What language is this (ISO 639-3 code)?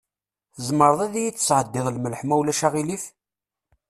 kab